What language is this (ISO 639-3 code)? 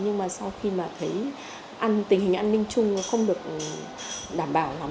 vie